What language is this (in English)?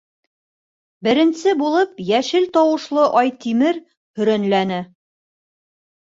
Bashkir